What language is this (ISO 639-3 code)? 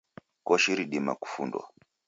dav